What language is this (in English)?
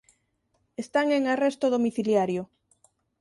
Galician